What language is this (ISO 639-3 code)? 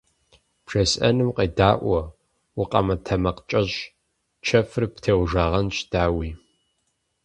kbd